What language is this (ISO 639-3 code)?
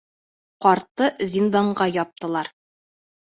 bak